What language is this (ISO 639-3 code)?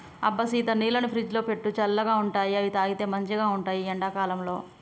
tel